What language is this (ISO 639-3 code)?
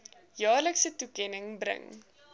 afr